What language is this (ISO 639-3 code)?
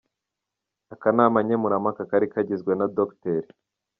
kin